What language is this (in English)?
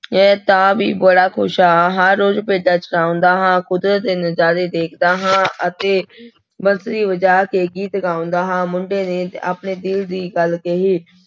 Punjabi